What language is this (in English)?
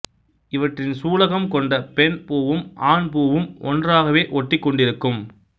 Tamil